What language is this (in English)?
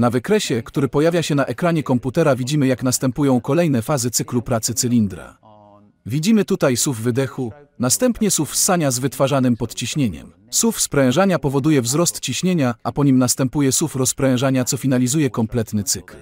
Polish